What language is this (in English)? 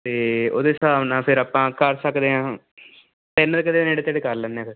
Punjabi